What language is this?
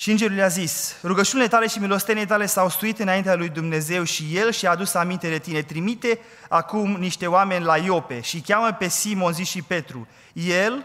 Romanian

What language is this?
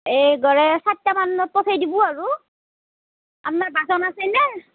Assamese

